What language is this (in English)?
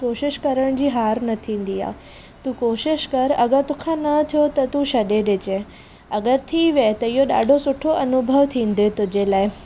Sindhi